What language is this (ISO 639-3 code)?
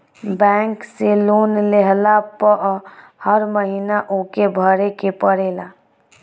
bho